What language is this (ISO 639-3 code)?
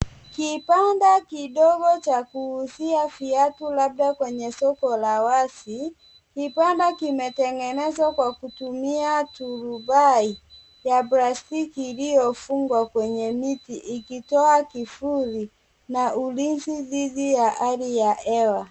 swa